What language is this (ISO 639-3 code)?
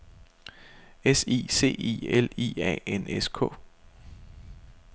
dan